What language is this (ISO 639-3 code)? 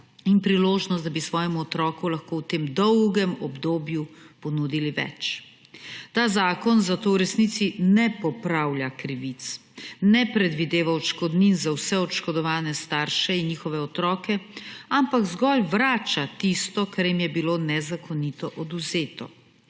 slv